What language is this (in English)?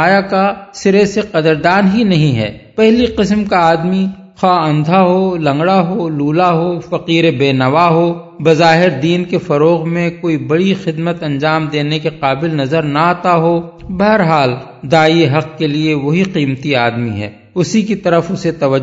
Urdu